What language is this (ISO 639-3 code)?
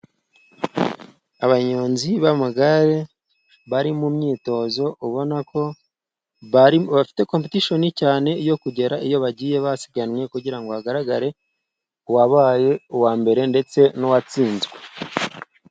kin